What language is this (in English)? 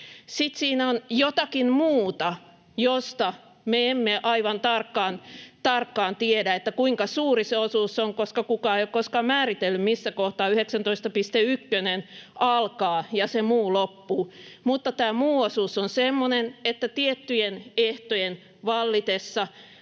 Finnish